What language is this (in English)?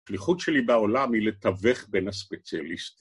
Hebrew